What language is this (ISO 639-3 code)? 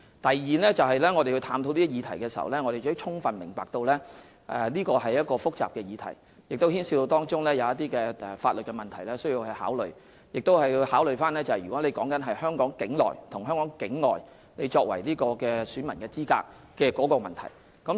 yue